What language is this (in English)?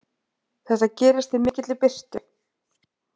Icelandic